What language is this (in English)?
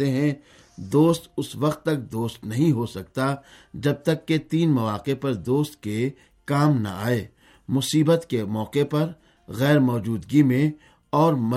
Urdu